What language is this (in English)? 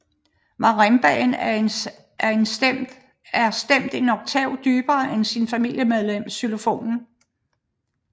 Danish